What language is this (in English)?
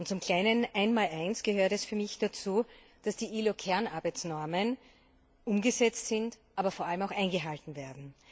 German